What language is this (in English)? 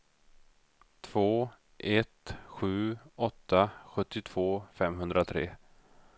Swedish